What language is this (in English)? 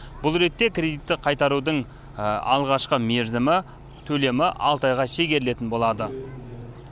Kazakh